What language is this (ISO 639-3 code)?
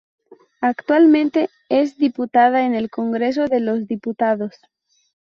spa